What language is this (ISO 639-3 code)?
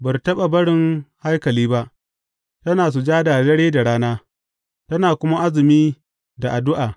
hau